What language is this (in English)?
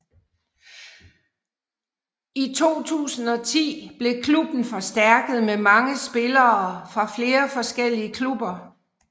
Danish